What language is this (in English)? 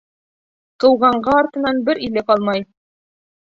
Bashkir